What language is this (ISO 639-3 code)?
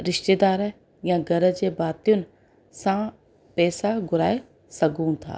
snd